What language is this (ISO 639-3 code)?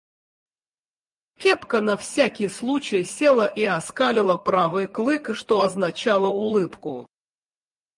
rus